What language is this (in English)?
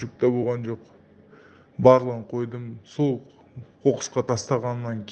Turkish